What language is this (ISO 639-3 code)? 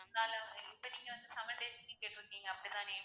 tam